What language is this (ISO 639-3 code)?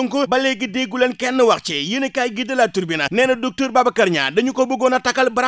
fra